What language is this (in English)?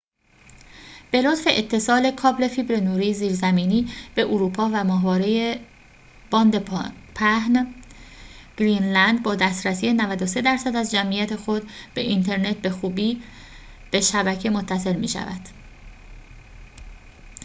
Persian